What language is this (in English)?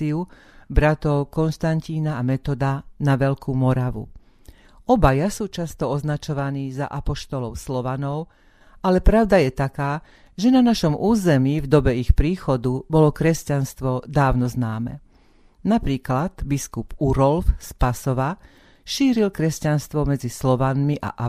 Slovak